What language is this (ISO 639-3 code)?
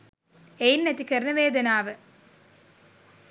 sin